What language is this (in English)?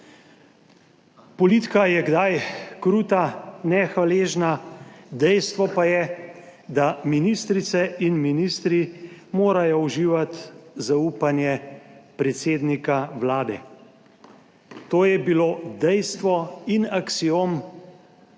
Slovenian